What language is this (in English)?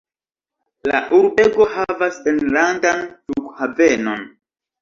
Esperanto